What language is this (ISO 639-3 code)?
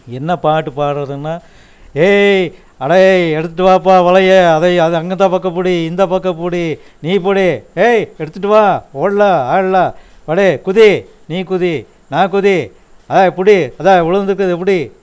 tam